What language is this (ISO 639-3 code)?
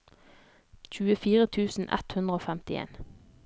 nor